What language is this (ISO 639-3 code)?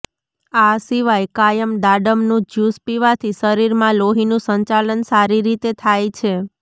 guj